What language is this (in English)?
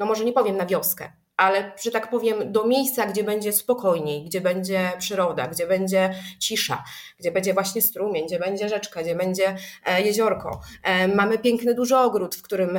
Polish